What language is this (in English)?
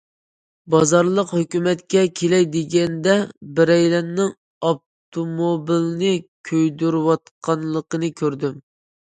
Uyghur